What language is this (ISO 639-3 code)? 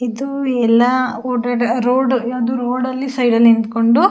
kan